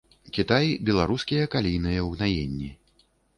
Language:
Belarusian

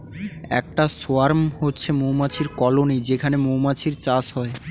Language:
Bangla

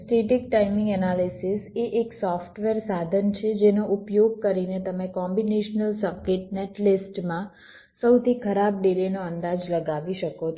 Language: Gujarati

